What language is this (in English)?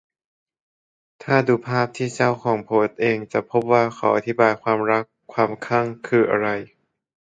Thai